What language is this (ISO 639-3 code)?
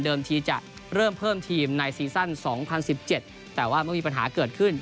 tha